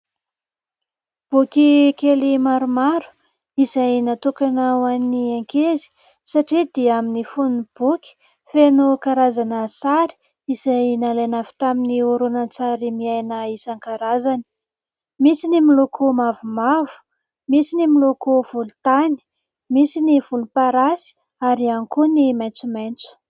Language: Malagasy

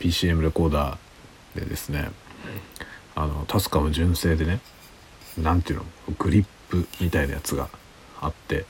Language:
Japanese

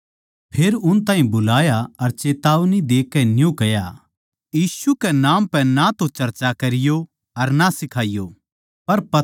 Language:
Haryanvi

